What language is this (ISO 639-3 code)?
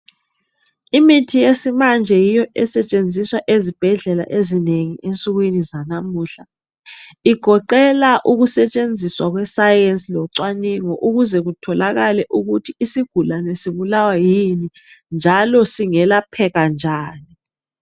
nde